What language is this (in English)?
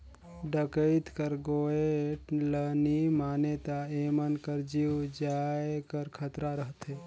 Chhattisgarhi